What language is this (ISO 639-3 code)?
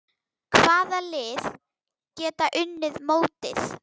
isl